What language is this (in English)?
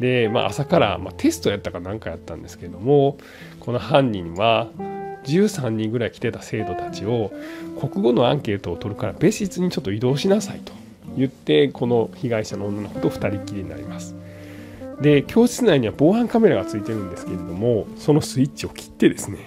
Japanese